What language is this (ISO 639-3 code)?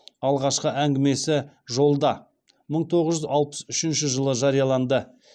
kaz